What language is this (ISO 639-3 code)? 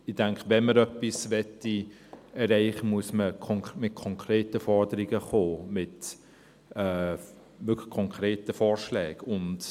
gsw